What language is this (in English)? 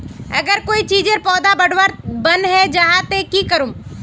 Magahi